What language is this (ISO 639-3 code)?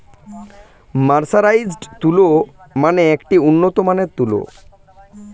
ben